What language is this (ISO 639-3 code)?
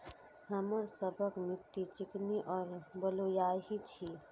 mai